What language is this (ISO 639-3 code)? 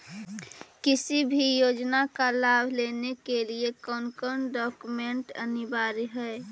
mag